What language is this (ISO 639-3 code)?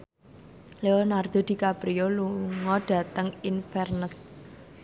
jav